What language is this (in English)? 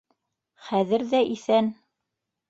Bashkir